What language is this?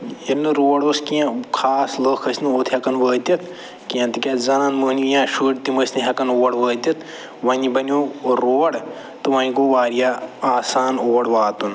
Kashmiri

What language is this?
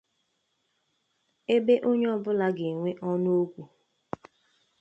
Igbo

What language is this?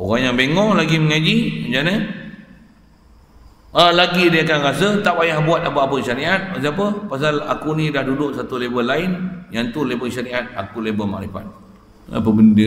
Malay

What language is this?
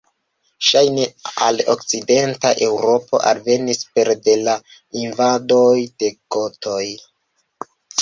Esperanto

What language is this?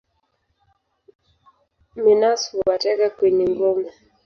Swahili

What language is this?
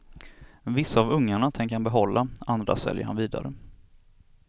Swedish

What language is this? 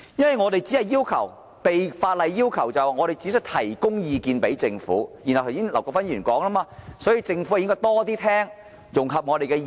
Cantonese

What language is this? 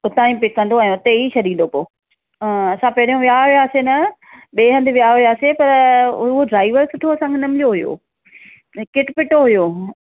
Sindhi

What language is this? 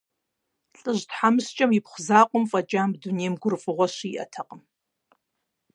Kabardian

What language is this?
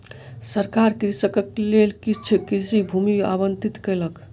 Maithili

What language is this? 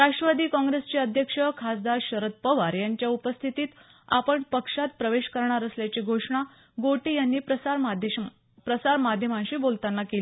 Marathi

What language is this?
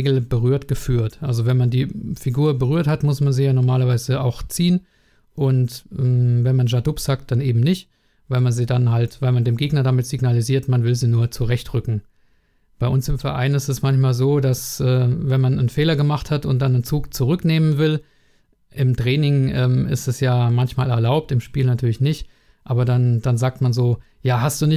German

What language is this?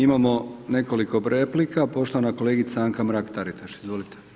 Croatian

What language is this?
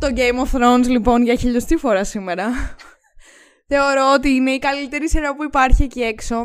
Greek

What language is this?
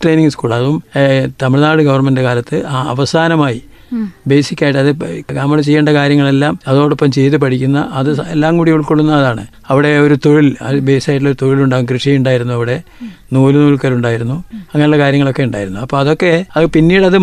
Malayalam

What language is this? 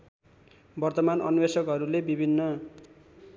Nepali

